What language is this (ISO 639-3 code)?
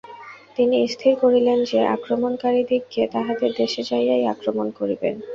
ben